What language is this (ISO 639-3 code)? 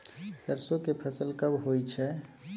mai